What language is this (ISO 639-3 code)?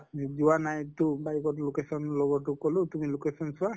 asm